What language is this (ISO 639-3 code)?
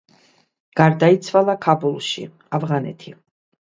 kat